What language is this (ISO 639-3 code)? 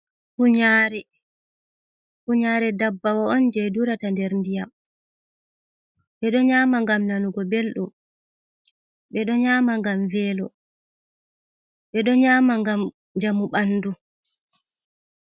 ful